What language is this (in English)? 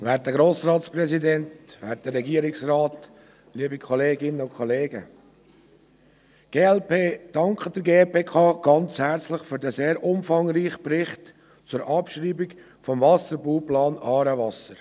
Swiss German